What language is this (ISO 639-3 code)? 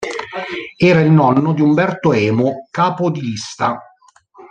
ita